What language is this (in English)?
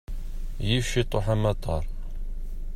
Kabyle